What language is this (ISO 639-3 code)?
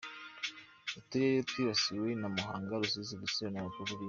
kin